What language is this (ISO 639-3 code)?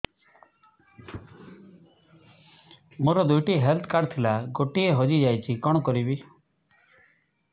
ori